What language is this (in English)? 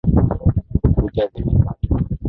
Swahili